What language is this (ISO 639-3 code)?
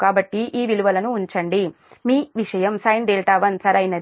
tel